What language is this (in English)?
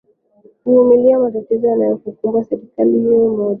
Swahili